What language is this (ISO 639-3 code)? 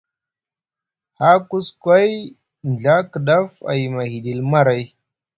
mug